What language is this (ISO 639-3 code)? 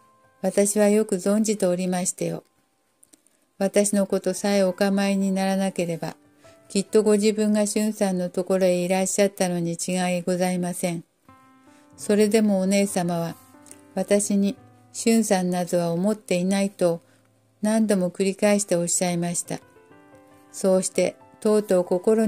jpn